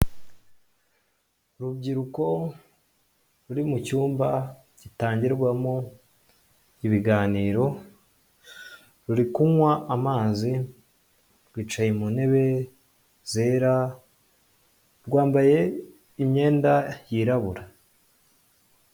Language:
Kinyarwanda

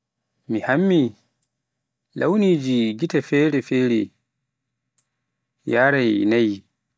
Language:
Pular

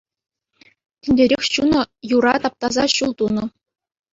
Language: Chuvash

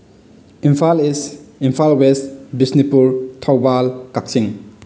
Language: Manipuri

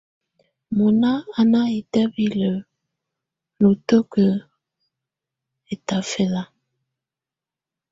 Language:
Tunen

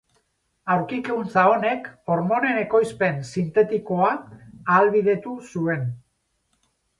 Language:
Basque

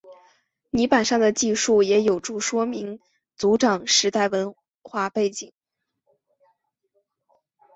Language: Chinese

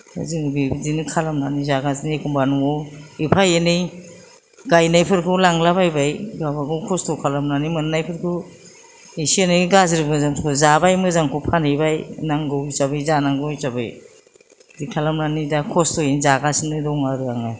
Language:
Bodo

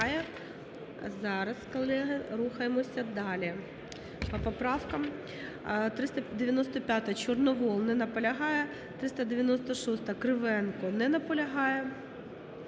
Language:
Ukrainian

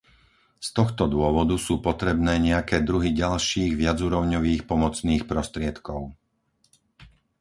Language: Slovak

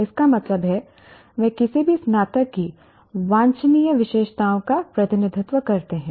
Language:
Hindi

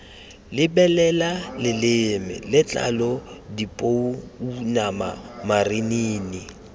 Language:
Tswana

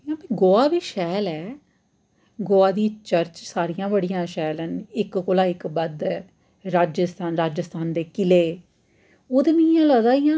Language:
Dogri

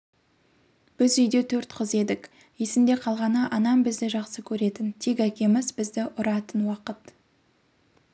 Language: Kazakh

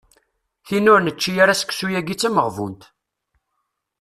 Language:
Kabyle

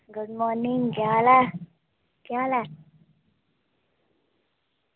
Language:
Dogri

